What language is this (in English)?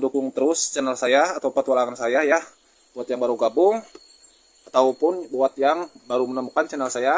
Indonesian